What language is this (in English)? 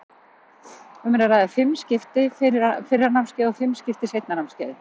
Icelandic